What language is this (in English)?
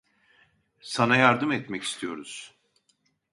Turkish